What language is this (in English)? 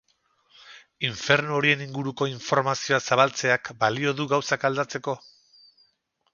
Basque